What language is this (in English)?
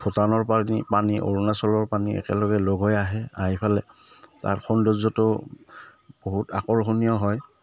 Assamese